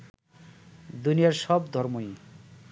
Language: Bangla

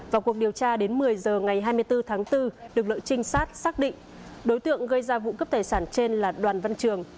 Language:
Vietnamese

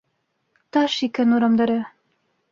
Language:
Bashkir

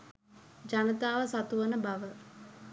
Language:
Sinhala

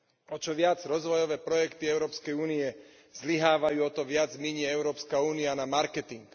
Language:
Slovak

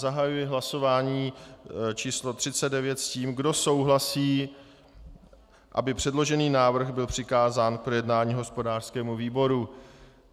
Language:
Czech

